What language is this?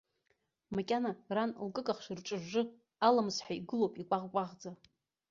Abkhazian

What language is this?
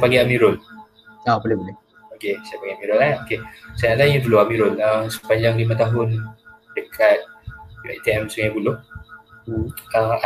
Malay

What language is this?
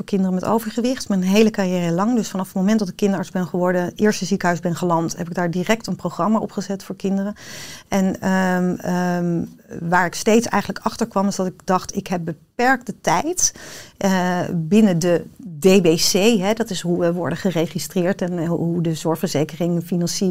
Dutch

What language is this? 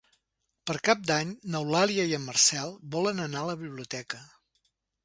Catalan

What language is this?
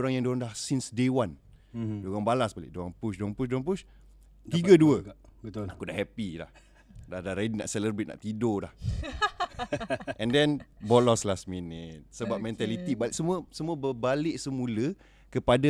Malay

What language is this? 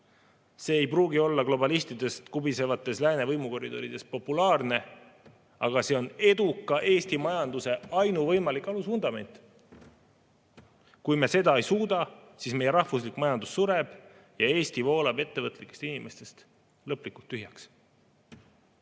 Estonian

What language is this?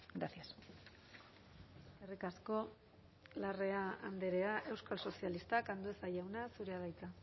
Basque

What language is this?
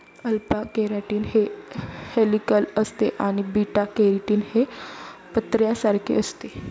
Marathi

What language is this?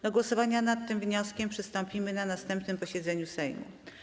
Polish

